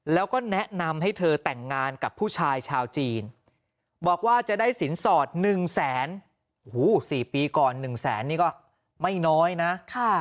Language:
Thai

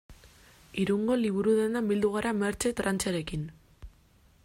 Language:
Basque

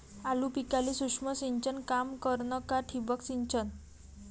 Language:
Marathi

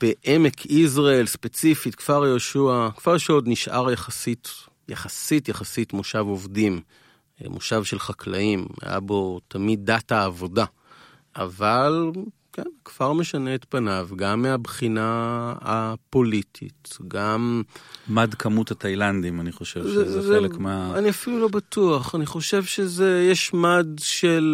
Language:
Hebrew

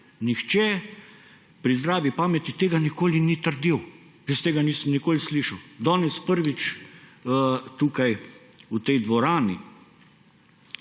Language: Slovenian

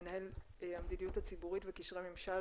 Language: Hebrew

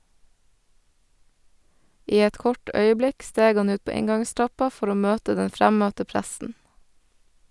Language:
Norwegian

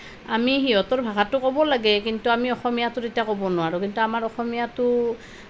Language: Assamese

